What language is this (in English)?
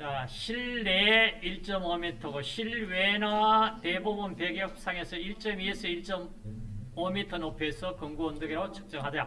Korean